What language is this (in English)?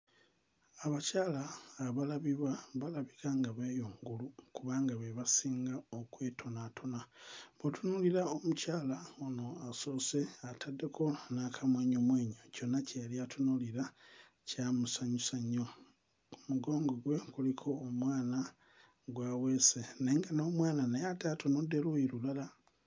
Ganda